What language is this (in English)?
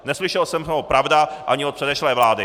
Czech